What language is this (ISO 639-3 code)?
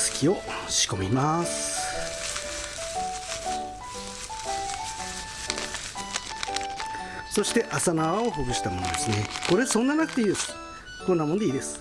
jpn